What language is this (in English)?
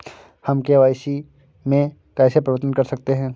Hindi